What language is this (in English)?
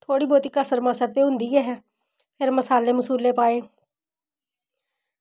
Dogri